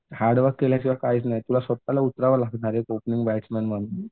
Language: Marathi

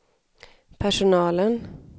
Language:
Swedish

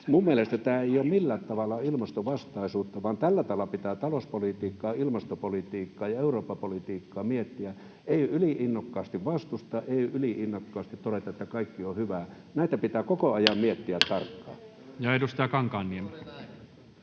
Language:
Finnish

